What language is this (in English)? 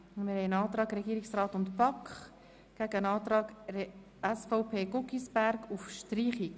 Swiss German